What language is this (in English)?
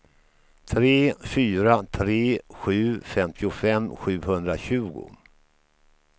Swedish